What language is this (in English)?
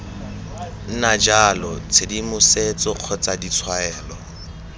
Tswana